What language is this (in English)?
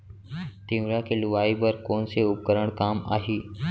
Chhattisgarhi